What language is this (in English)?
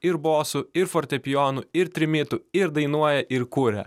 Lithuanian